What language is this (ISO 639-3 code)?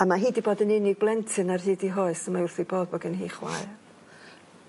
cym